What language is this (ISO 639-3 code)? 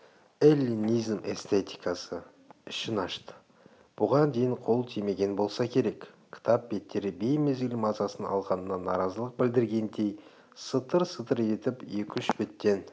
kaz